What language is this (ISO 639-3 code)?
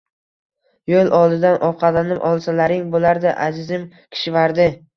uzb